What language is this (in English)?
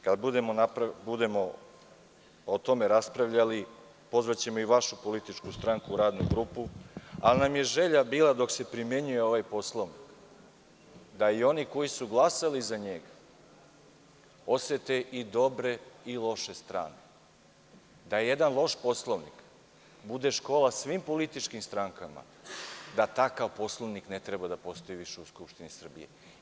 Serbian